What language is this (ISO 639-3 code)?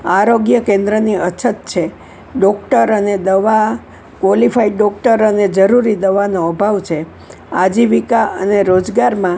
guj